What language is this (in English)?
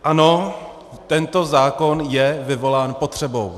Czech